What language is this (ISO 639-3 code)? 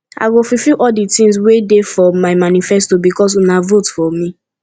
pcm